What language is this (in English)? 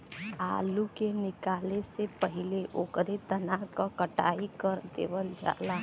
Bhojpuri